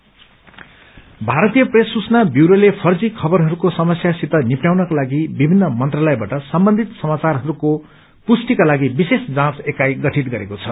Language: Nepali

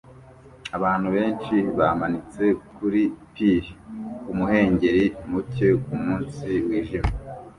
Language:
Kinyarwanda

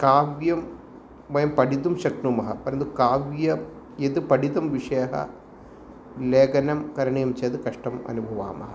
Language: Sanskrit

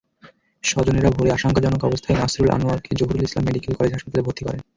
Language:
Bangla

